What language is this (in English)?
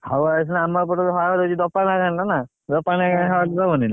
Odia